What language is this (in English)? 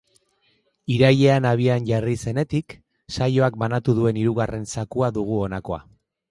Basque